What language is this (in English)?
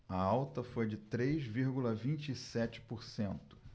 Portuguese